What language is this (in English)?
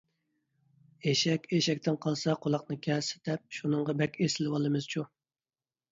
Uyghur